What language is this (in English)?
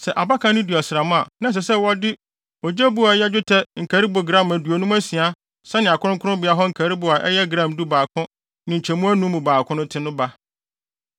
Akan